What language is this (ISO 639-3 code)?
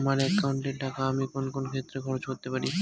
ben